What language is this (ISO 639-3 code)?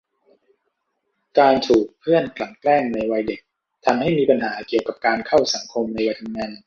tha